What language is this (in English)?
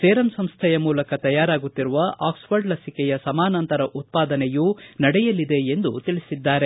Kannada